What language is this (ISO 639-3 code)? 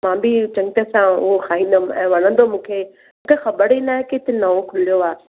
snd